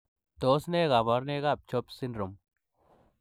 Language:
Kalenjin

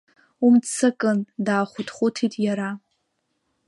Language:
Abkhazian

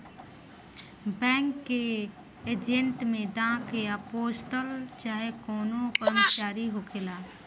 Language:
Bhojpuri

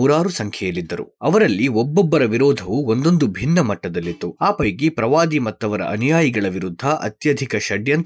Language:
Kannada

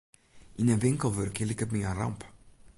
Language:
Western Frisian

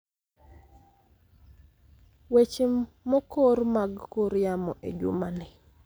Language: Luo (Kenya and Tanzania)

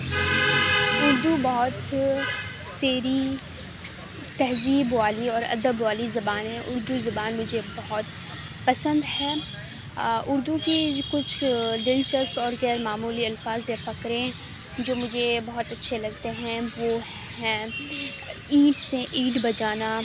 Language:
Urdu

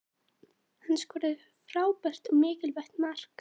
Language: Icelandic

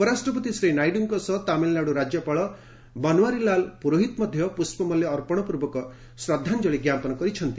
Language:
Odia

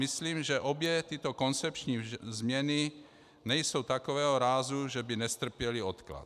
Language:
Czech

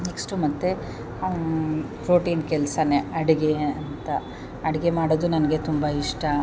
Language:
Kannada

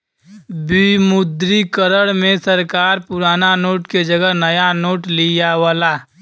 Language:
Bhojpuri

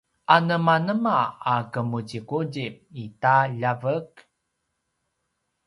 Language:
Paiwan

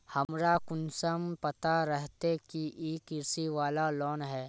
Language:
Magahi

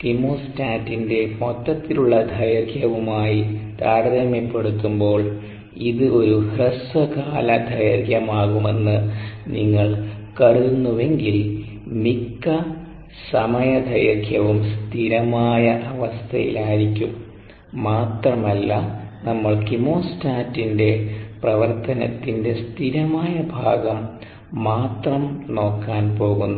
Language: Malayalam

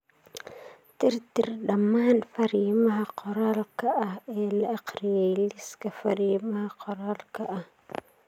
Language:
Somali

